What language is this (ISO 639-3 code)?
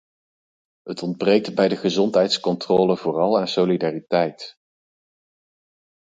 nld